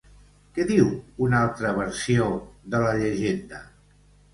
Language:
Catalan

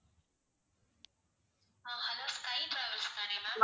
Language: Tamil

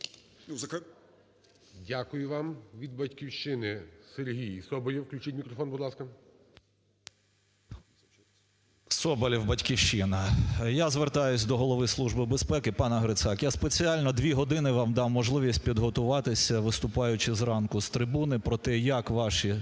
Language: Ukrainian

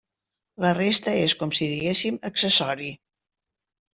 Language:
Catalan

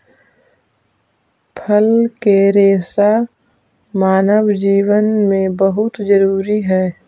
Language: Magahi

